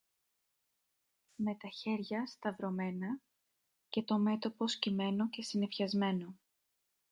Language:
Greek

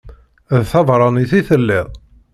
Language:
Kabyle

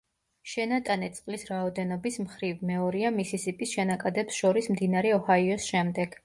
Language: Georgian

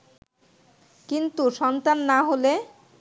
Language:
Bangla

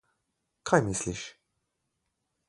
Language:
Slovenian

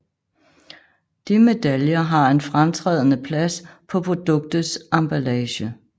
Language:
Danish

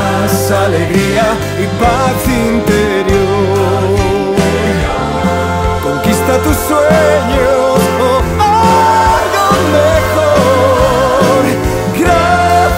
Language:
Greek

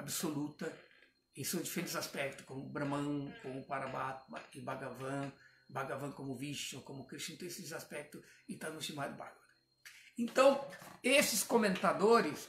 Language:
Portuguese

